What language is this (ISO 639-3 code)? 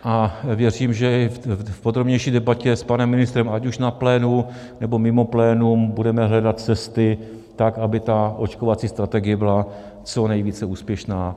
ces